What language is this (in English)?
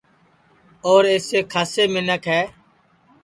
Sansi